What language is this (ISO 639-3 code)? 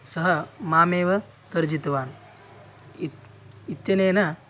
san